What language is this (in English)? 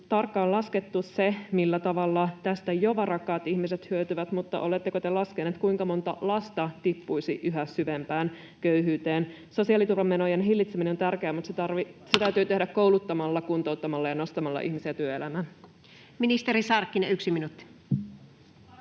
Finnish